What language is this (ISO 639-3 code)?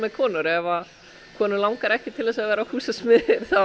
isl